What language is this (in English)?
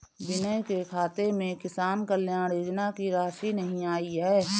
Hindi